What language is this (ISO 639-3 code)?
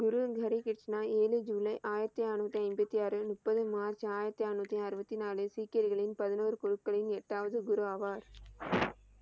tam